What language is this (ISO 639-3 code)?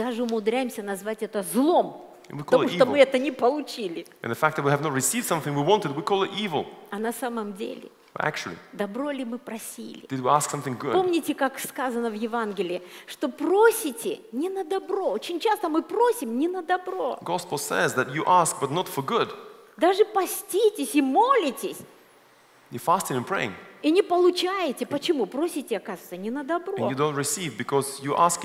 rus